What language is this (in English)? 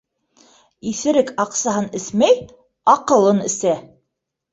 Bashkir